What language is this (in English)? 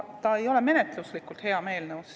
Estonian